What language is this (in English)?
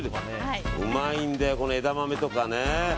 Japanese